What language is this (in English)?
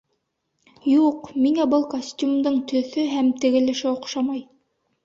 Bashkir